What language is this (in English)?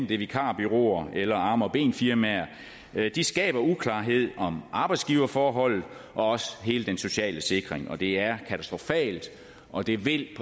Danish